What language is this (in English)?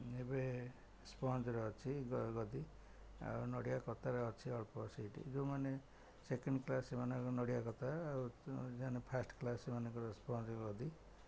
Odia